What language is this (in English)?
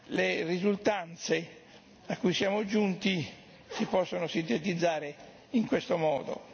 Italian